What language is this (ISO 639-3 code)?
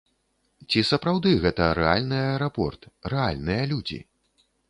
bel